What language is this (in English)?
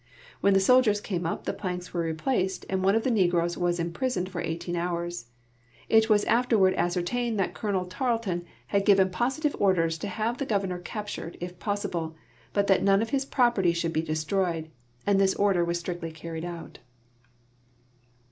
English